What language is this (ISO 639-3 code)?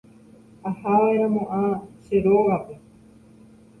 grn